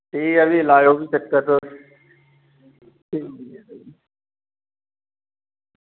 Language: Dogri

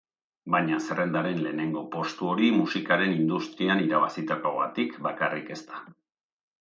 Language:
Basque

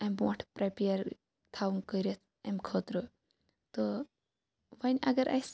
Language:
Kashmiri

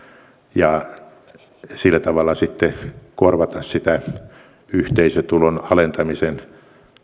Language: Finnish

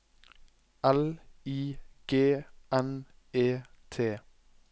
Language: Norwegian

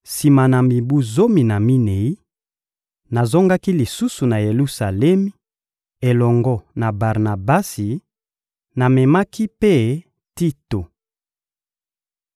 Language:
Lingala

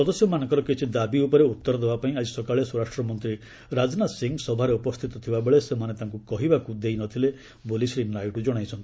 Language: Odia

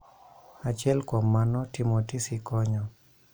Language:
Luo (Kenya and Tanzania)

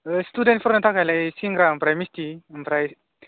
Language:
Bodo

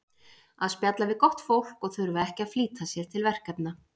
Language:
Icelandic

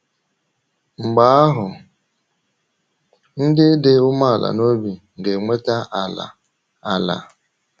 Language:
Igbo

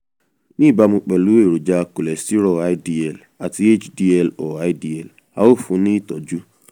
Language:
Yoruba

